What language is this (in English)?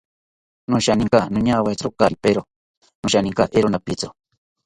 South Ucayali Ashéninka